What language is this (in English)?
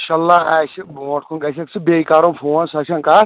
Kashmiri